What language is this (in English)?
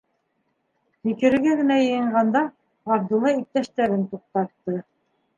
Bashkir